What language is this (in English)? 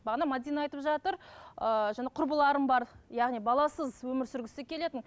Kazakh